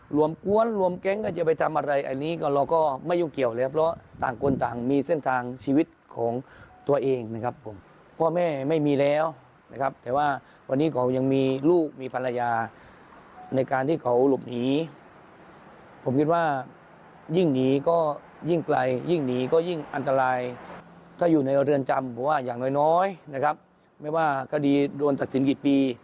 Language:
Thai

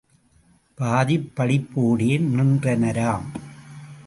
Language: Tamil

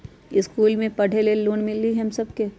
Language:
Magahi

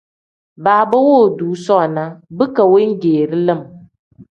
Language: Tem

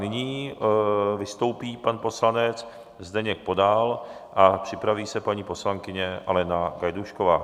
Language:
Czech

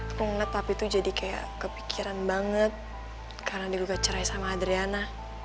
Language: Indonesian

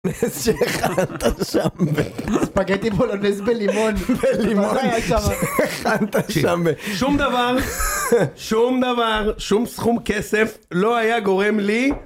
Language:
Hebrew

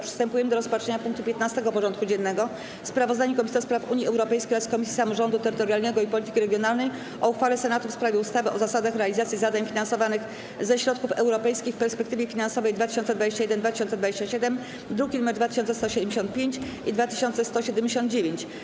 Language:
Polish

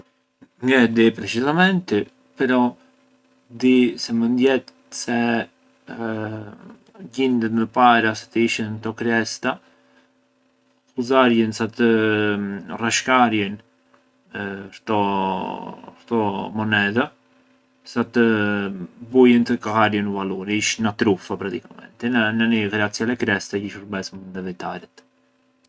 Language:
Arbëreshë Albanian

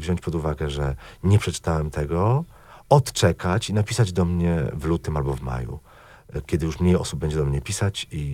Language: Polish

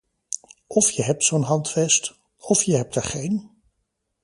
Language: Dutch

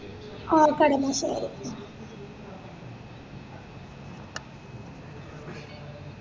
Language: Malayalam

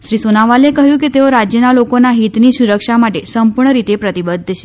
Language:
Gujarati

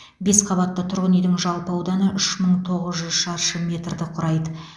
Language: Kazakh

